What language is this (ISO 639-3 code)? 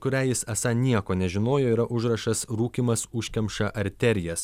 lit